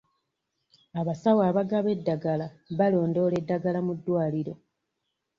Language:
Ganda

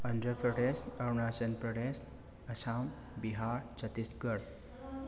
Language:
Manipuri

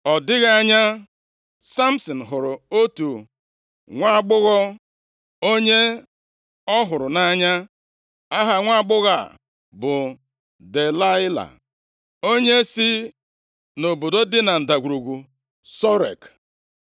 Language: Igbo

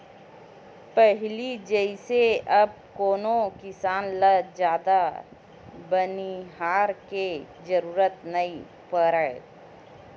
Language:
Chhattisgarhi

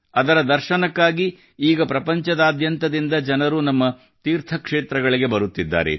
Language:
Kannada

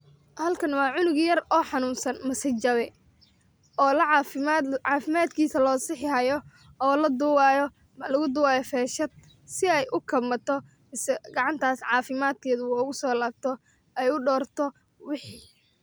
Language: Somali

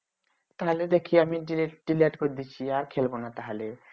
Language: Bangla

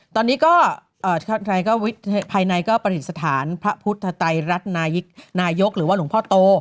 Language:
Thai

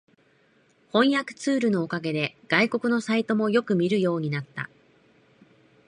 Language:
Japanese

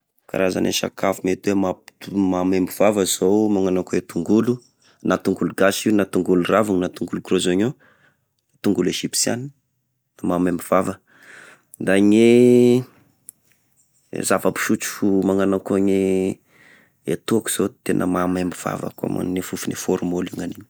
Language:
Tesaka Malagasy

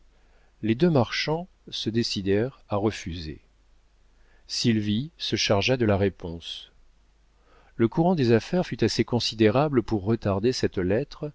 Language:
French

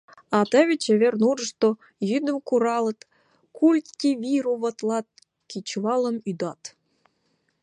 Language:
Mari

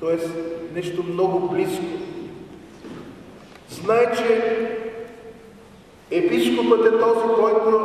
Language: Romanian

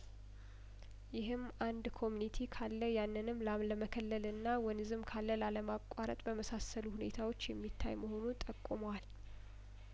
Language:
Amharic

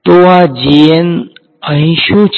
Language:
Gujarati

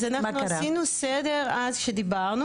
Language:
Hebrew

